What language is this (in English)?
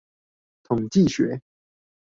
Chinese